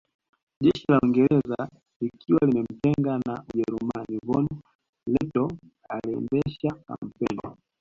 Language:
Swahili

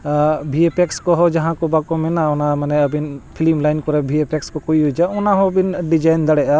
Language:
Santali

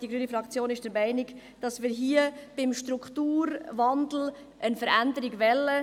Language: Swiss German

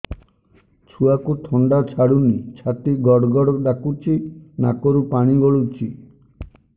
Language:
Odia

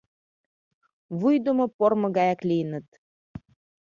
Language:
Mari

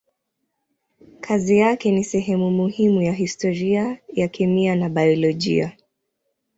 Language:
Swahili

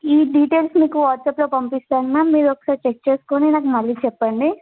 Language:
Telugu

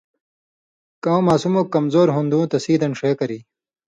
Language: Indus Kohistani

